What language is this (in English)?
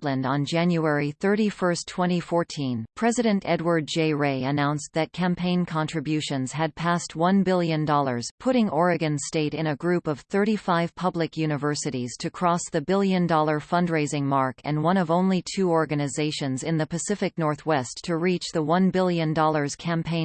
English